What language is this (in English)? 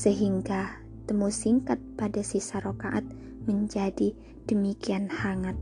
Indonesian